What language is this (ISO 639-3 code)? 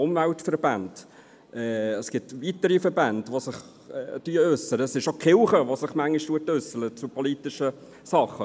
gsw